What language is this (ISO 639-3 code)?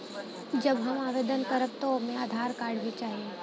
bho